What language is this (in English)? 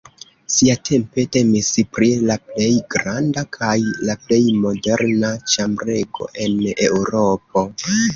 Esperanto